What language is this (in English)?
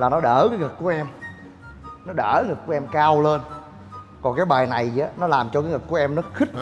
Vietnamese